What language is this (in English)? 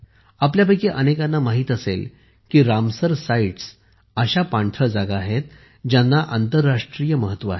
Marathi